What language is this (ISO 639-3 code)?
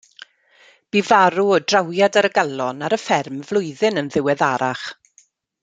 cym